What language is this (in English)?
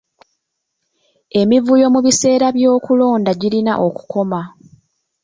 Ganda